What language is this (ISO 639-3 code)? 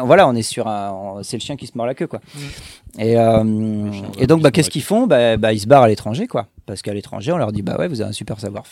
fra